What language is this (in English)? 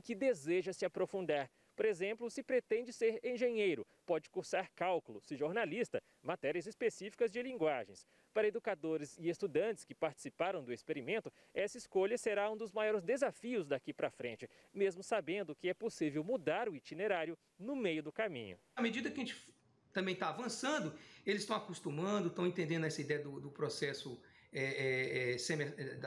Portuguese